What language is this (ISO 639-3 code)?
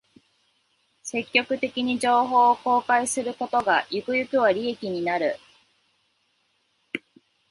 jpn